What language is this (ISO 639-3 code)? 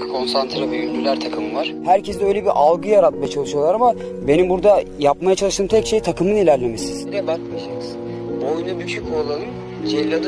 tur